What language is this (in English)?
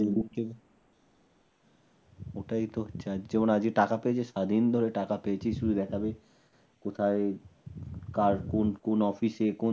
Bangla